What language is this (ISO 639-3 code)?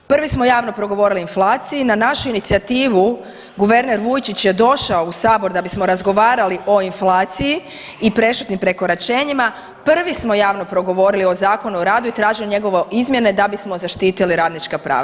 hrv